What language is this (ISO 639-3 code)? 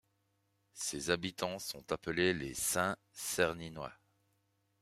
fra